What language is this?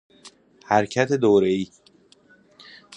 Persian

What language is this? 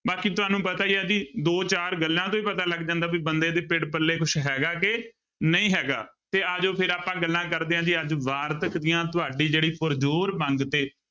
Punjabi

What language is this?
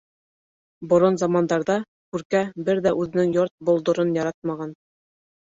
Bashkir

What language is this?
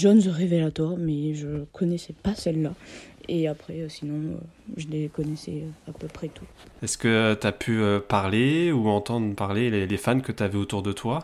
French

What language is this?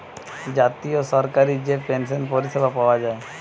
Bangla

